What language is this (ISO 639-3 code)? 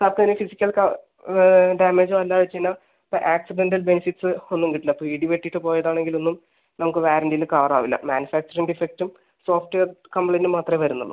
mal